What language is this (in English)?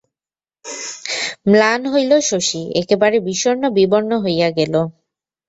Bangla